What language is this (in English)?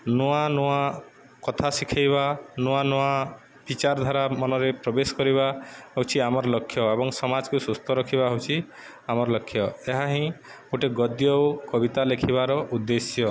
Odia